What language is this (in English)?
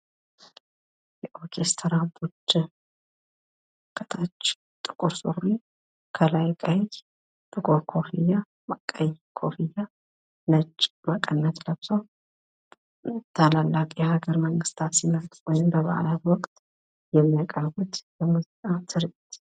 Amharic